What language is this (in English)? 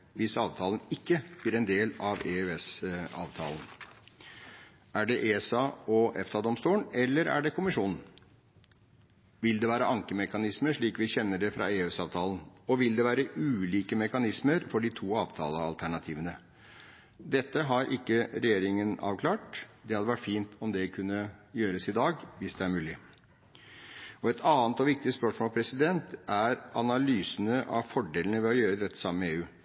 Norwegian Bokmål